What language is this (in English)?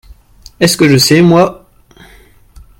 French